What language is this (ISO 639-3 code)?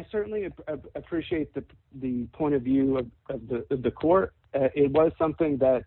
eng